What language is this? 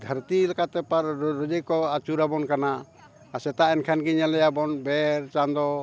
Santali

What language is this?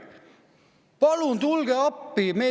Estonian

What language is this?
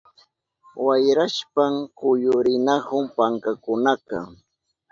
Southern Pastaza Quechua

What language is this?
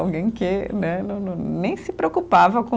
Portuguese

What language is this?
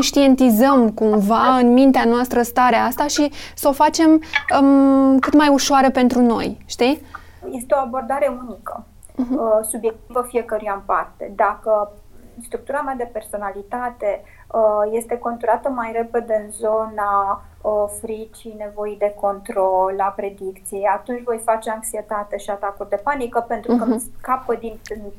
Romanian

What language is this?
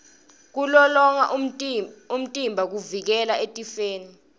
Swati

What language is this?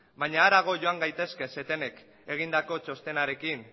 Basque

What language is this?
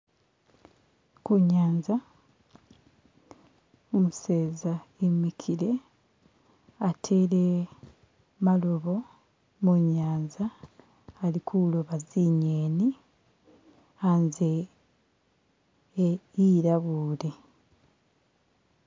Masaaba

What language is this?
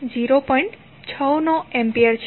Gujarati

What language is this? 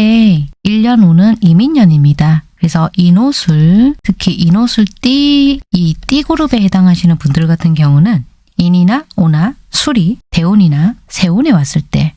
Korean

